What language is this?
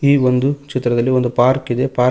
Kannada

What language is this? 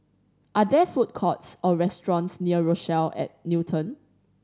English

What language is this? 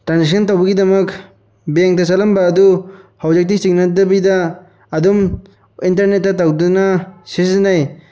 Manipuri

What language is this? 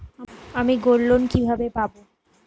Bangla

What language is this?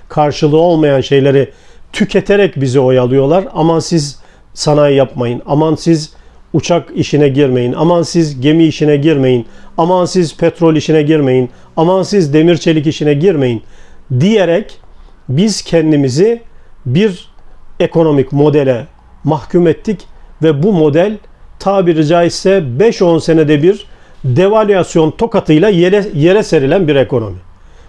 Turkish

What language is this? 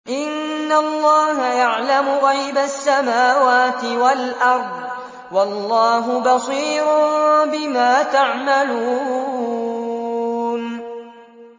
Arabic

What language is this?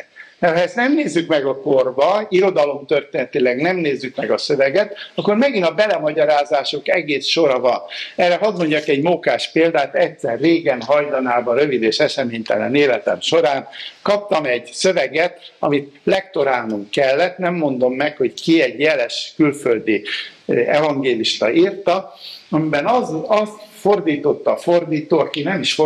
Hungarian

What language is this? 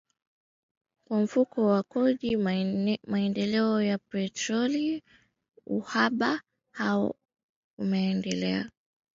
Swahili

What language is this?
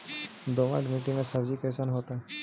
Magahi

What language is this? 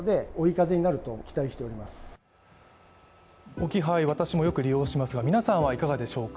Japanese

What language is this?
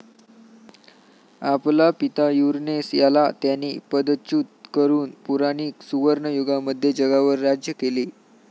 Marathi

